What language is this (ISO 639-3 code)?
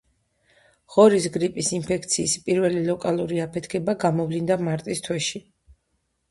kat